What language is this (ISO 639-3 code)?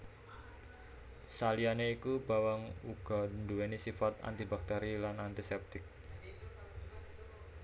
jav